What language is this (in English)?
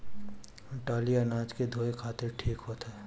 Bhojpuri